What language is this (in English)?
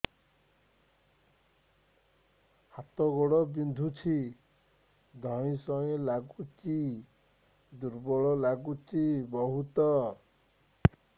Odia